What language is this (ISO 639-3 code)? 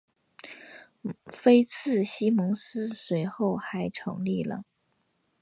zho